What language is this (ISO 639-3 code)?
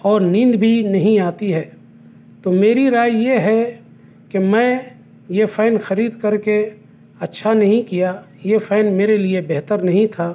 urd